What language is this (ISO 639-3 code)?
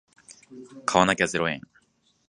jpn